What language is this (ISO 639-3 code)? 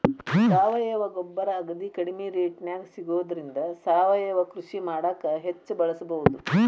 kan